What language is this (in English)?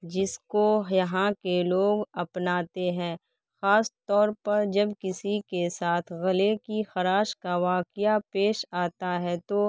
Urdu